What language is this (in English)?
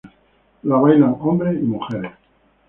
Spanish